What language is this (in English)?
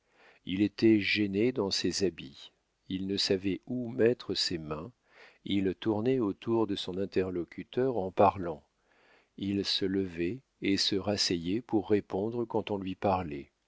French